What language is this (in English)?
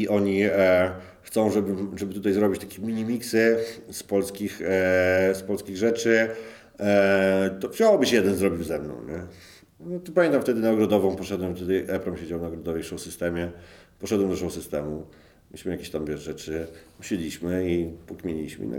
Polish